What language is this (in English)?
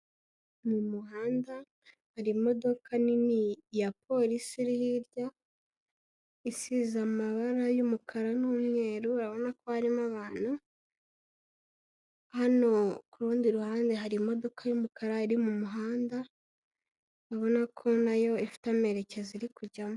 Kinyarwanda